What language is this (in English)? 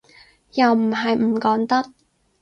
Cantonese